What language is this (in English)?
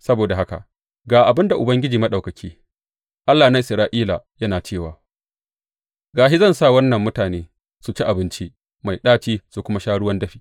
Hausa